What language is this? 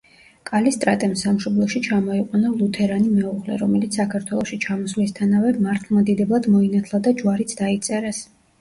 Georgian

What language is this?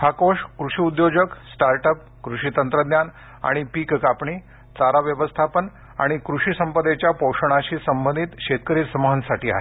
Marathi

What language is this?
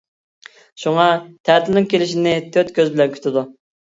Uyghur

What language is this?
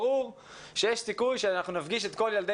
Hebrew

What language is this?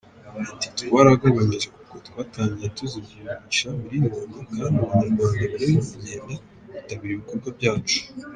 Kinyarwanda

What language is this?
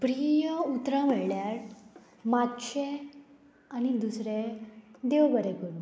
Konkani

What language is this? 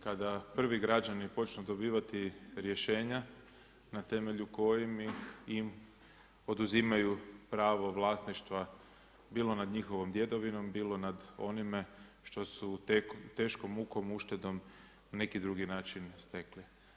Croatian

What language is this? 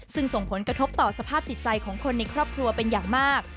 Thai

